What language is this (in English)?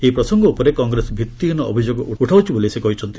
Odia